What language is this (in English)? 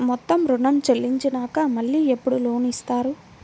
Telugu